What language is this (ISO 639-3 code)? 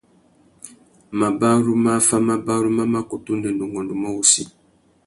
bag